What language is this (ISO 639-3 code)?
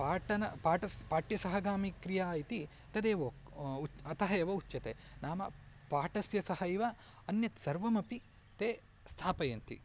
san